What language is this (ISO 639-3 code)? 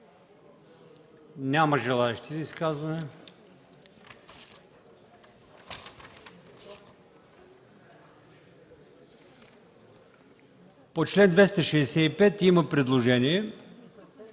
bul